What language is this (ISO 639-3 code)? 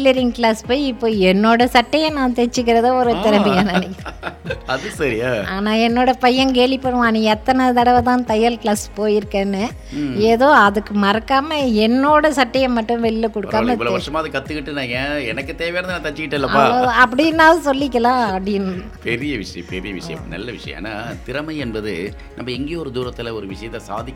tam